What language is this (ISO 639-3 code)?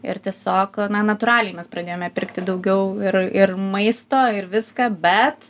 lit